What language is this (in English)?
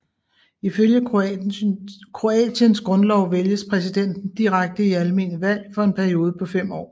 Danish